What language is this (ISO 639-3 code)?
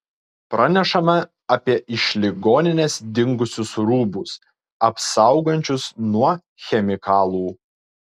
lit